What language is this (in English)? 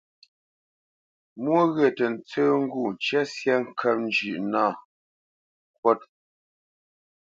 Bamenyam